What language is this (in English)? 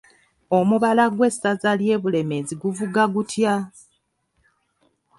Ganda